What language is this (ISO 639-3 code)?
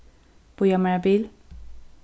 fao